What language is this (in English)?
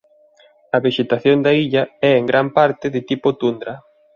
Galician